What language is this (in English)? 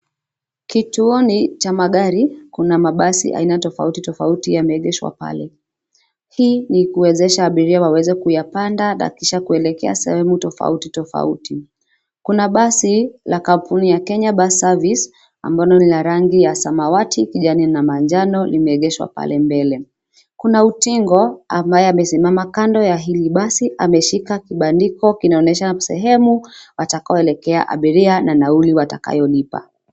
Swahili